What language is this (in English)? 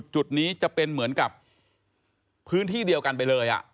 Thai